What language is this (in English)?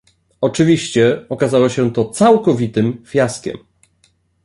Polish